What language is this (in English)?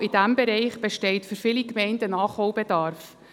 Swiss German